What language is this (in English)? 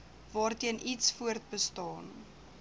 Afrikaans